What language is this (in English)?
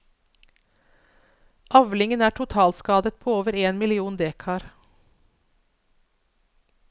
Norwegian